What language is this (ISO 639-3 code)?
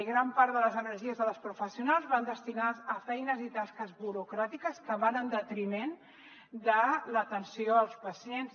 cat